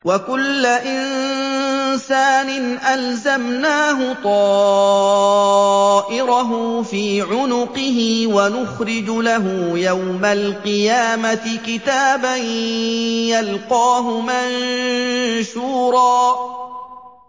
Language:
Arabic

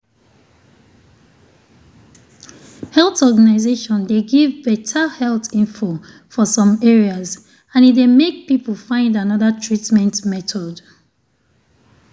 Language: Nigerian Pidgin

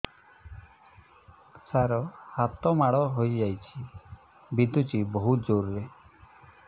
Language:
Odia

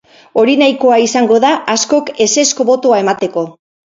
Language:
Basque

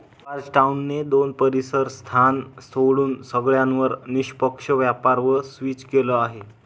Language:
Marathi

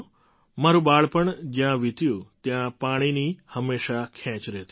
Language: Gujarati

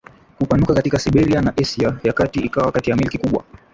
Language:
Swahili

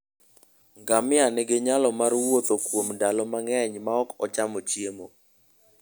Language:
Luo (Kenya and Tanzania)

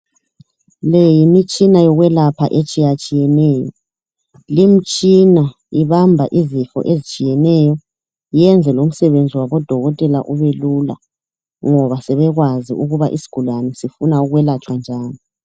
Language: North Ndebele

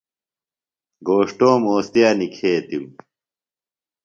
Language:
Phalura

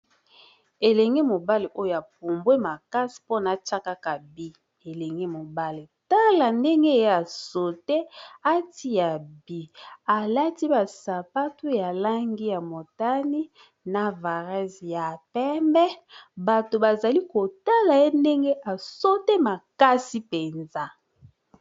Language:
Lingala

